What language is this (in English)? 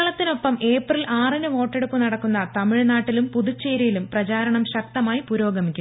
Malayalam